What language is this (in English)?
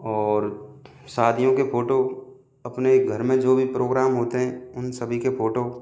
Hindi